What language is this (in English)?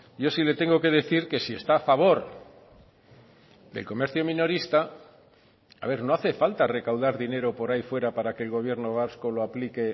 Spanish